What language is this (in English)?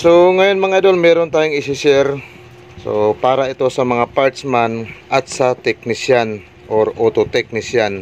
Filipino